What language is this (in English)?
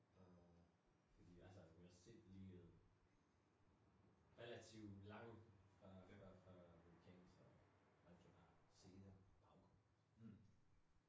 Danish